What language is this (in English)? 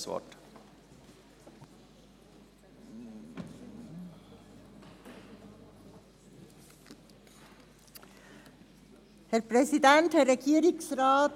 Swiss German